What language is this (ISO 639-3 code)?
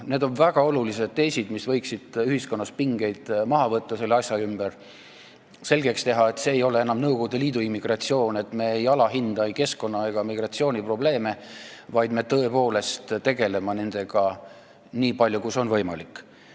est